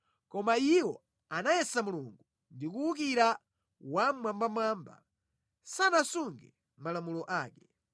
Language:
Nyanja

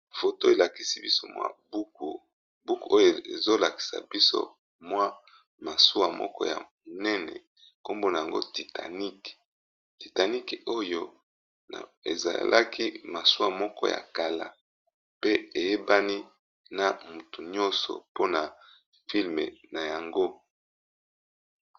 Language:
Lingala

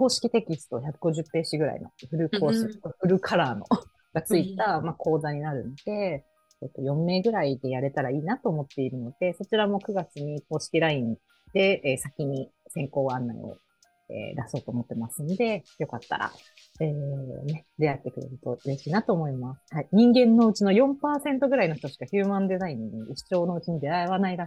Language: Japanese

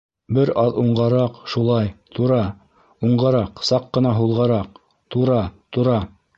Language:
Bashkir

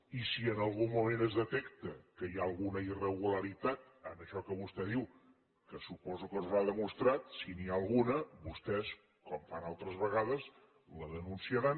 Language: Catalan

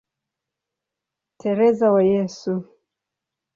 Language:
Swahili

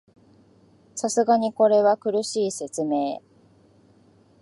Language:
Japanese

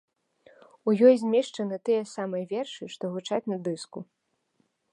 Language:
Belarusian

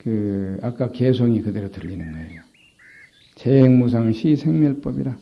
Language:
Korean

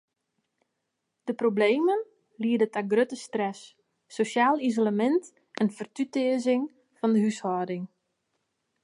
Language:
Western Frisian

